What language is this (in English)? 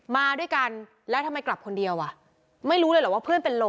Thai